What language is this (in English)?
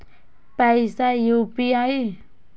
Maithili